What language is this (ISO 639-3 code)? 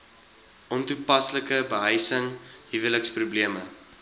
afr